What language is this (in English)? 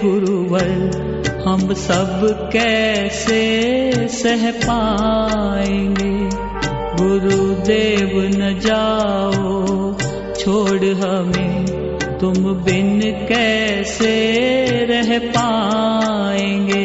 Hindi